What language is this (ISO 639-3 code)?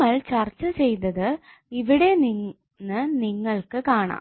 mal